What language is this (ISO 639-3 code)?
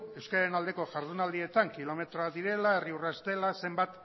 eus